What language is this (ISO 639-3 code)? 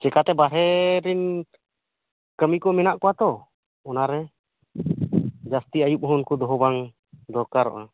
sat